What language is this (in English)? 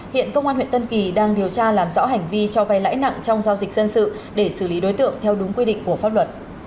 Vietnamese